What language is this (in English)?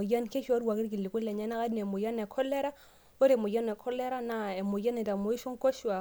Masai